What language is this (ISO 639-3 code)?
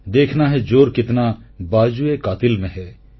ori